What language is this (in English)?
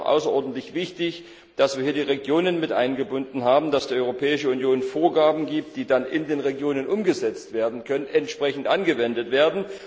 German